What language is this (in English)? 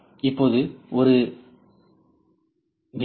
Tamil